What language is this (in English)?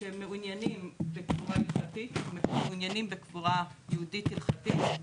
Hebrew